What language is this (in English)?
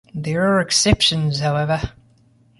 English